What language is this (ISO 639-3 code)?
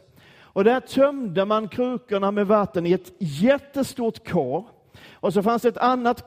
swe